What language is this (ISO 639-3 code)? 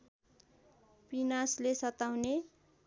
nep